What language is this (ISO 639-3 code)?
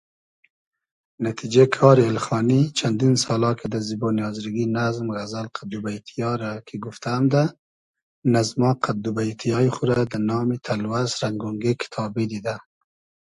haz